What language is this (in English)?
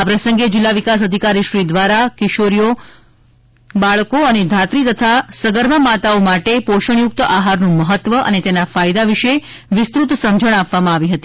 Gujarati